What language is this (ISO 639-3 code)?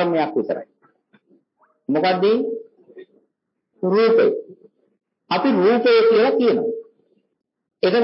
vie